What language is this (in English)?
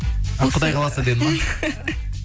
Kazakh